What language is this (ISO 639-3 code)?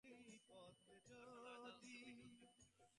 ben